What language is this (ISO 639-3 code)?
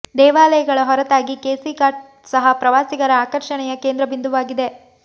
kan